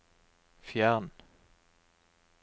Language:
Norwegian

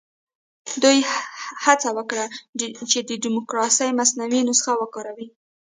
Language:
Pashto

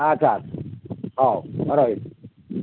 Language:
Odia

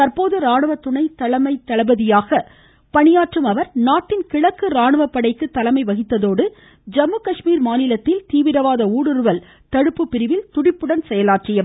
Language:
Tamil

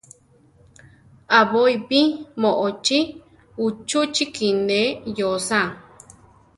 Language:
Central Tarahumara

